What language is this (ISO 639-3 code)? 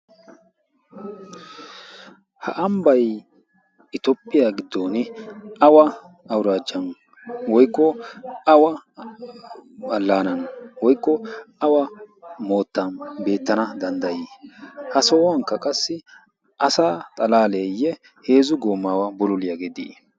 wal